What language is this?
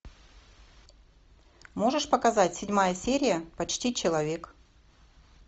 Russian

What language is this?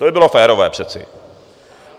Czech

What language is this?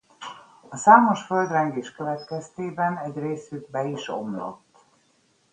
Hungarian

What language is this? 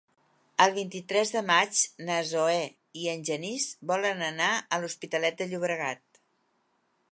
Catalan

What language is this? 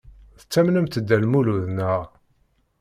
Kabyle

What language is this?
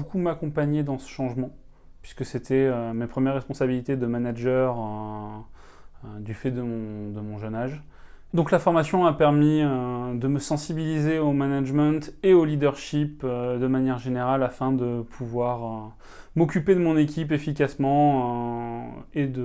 French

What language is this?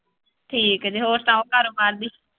Punjabi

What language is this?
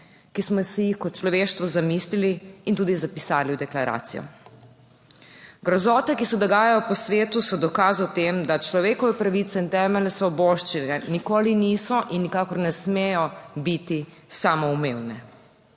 Slovenian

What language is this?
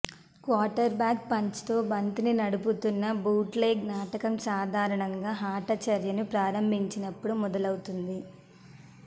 Telugu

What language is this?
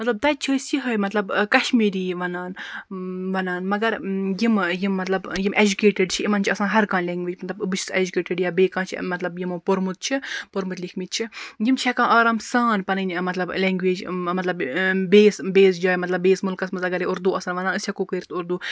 Kashmiri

